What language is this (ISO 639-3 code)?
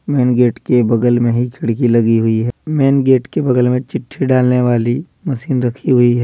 hin